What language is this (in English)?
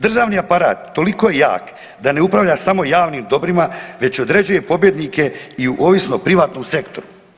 Croatian